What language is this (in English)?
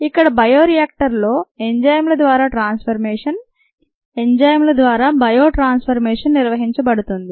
Telugu